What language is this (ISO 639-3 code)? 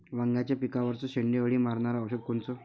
mar